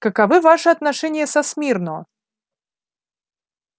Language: Russian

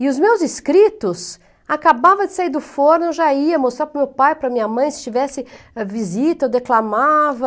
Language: Portuguese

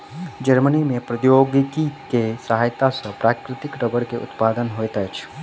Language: Maithili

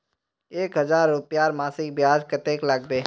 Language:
Magahi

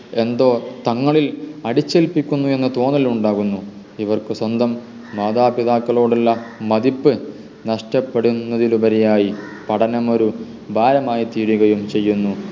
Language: Malayalam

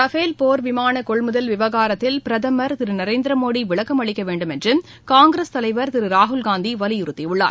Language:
Tamil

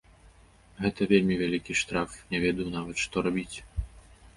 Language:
Belarusian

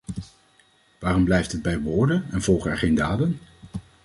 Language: Dutch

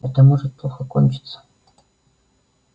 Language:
Russian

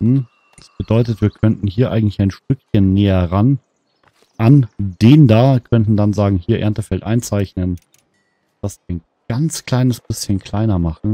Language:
German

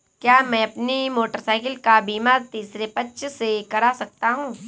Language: Hindi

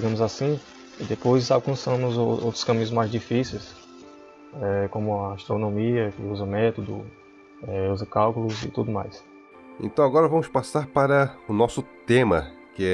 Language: Portuguese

